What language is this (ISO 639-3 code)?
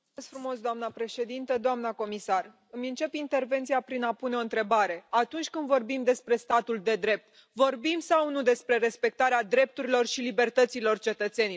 ron